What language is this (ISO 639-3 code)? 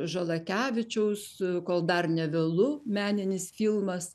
lit